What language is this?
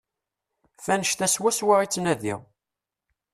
Kabyle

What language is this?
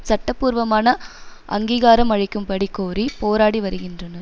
Tamil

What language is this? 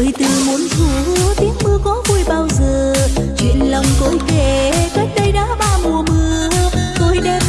Vietnamese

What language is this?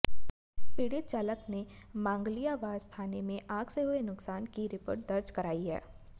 Hindi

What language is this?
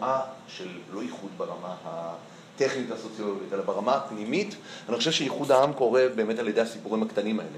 Hebrew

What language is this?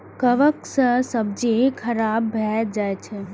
Maithili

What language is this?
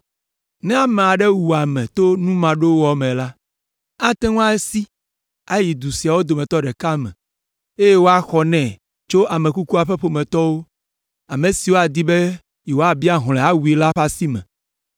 Ewe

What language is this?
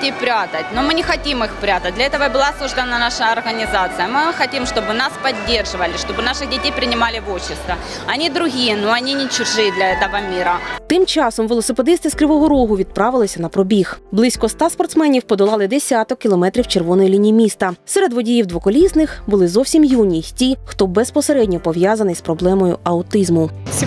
Russian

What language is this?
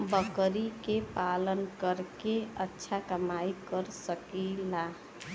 Bhojpuri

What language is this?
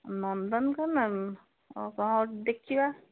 Odia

